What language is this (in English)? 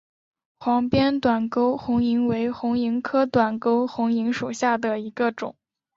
Chinese